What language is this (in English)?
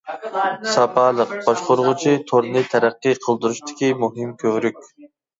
Uyghur